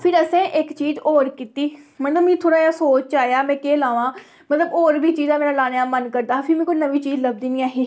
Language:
Dogri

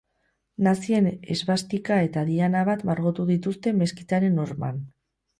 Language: Basque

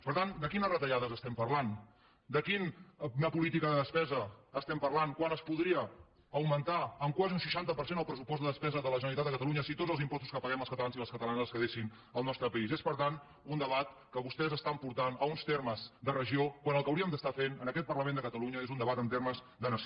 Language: Catalan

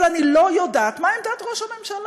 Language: Hebrew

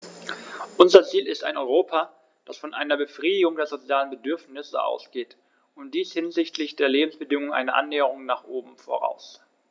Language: German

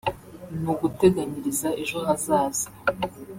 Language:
Kinyarwanda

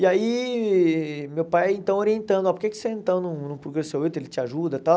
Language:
Portuguese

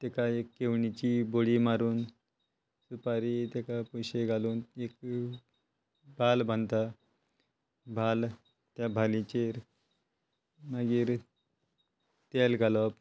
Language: Konkani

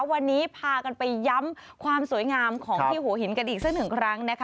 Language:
Thai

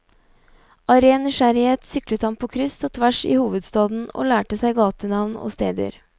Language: Norwegian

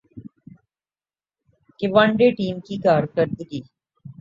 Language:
Urdu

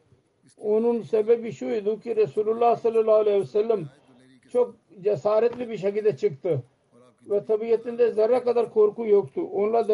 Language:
Turkish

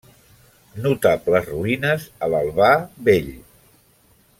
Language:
Catalan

